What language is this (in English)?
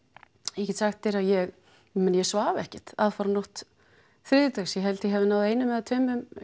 Icelandic